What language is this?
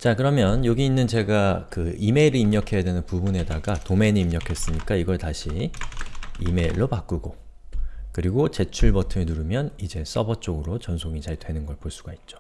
Korean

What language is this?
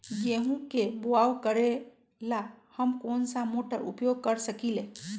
Magahi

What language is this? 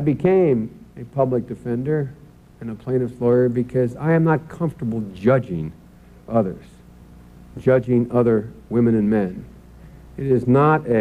English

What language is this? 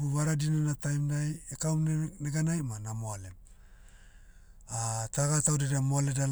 Motu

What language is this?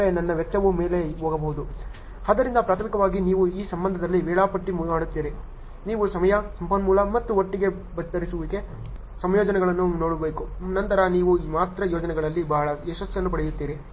Kannada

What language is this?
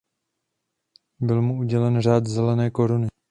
Czech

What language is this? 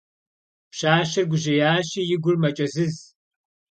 Kabardian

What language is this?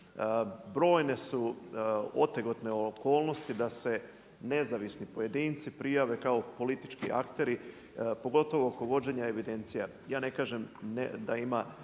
Croatian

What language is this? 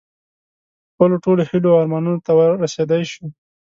Pashto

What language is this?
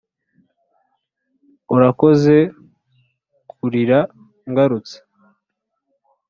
Kinyarwanda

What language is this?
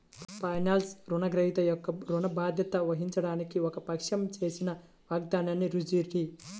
Telugu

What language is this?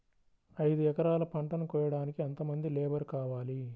Telugu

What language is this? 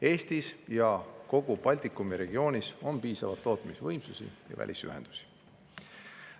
Estonian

